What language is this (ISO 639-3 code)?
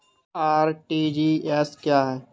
hin